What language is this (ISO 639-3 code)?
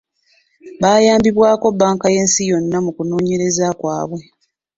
lug